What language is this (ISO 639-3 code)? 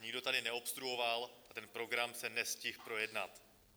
ces